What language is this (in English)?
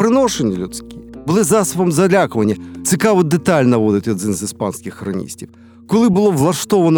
Ukrainian